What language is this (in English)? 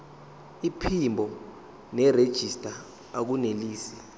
Zulu